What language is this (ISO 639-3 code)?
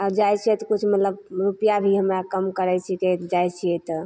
mai